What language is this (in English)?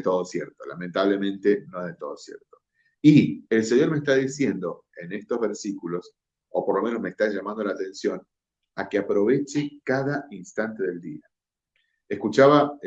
Spanish